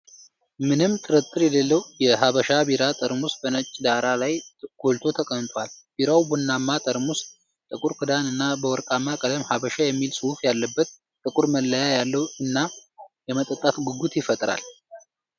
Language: Amharic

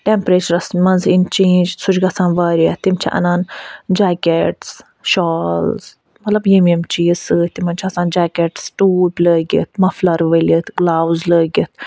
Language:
Kashmiri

